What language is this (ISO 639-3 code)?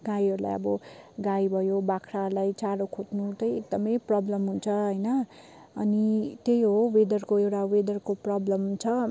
nep